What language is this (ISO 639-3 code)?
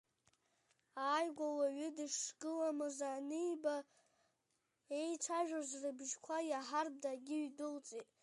abk